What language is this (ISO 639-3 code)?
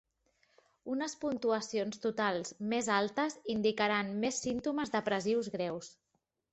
cat